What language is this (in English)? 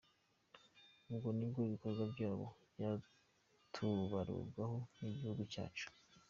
Kinyarwanda